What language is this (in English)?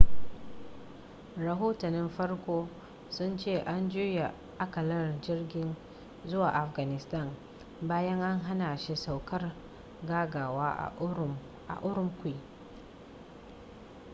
Hausa